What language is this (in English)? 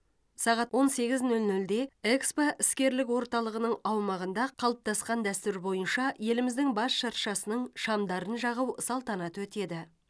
Kazakh